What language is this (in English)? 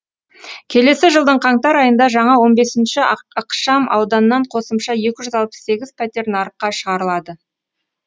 Kazakh